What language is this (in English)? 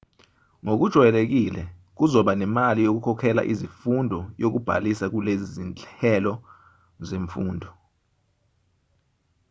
Zulu